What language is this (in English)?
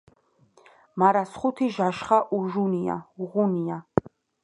Georgian